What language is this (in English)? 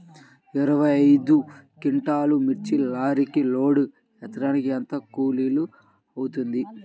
Telugu